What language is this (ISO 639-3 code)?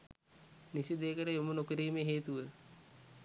sin